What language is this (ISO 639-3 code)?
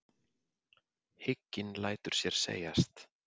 isl